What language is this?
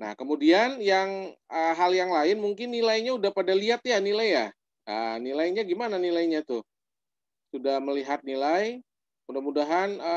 Indonesian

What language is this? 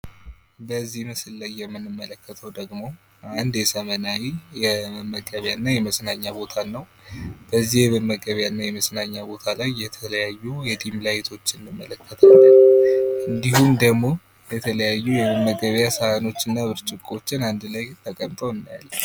Amharic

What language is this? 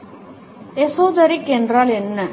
Tamil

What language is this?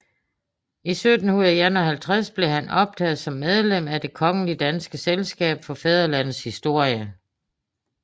Danish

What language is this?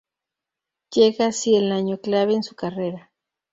Spanish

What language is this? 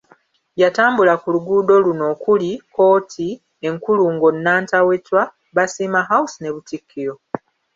Ganda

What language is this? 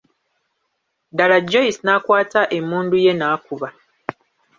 Ganda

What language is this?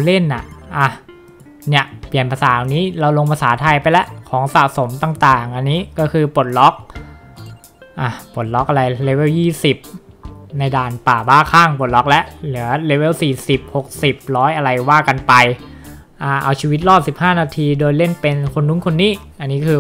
Thai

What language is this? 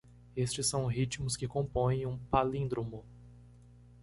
Portuguese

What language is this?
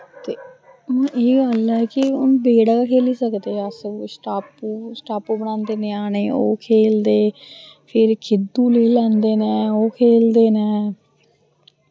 Dogri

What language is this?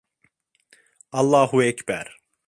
Turkish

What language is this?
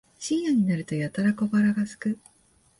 Japanese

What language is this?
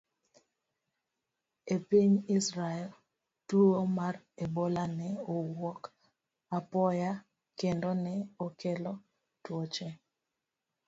Luo (Kenya and Tanzania)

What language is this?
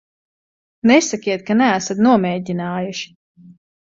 Latvian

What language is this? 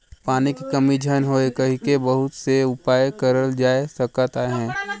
Chhattisgarhi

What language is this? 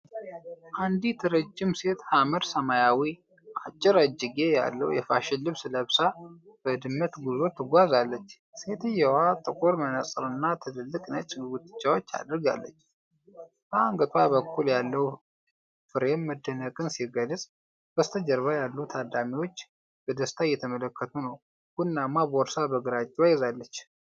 Amharic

